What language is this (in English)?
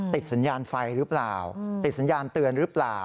Thai